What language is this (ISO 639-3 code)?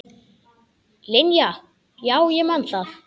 isl